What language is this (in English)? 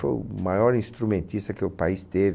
Portuguese